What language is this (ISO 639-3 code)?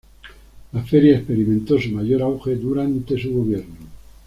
spa